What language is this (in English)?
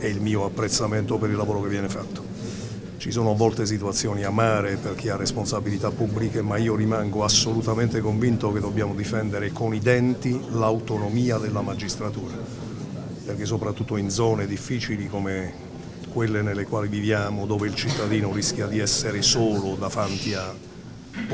Italian